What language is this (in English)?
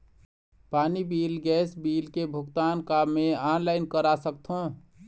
Chhattisgarhi